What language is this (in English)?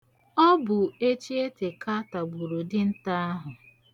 Igbo